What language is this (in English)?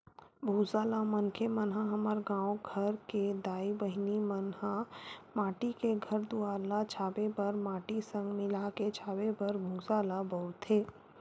Chhattisgarhi